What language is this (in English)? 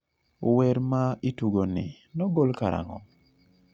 Luo (Kenya and Tanzania)